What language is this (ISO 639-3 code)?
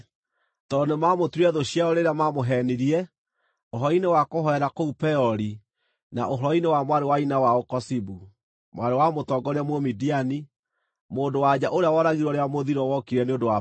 kik